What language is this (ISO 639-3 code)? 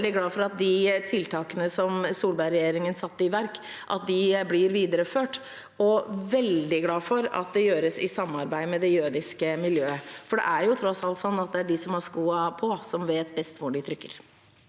nor